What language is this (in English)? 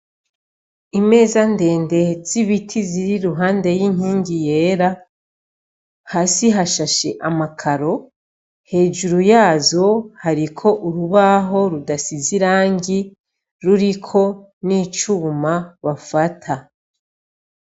Rundi